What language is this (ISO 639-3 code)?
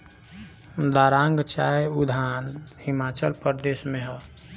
bho